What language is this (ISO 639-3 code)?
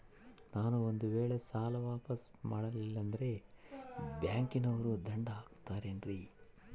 kan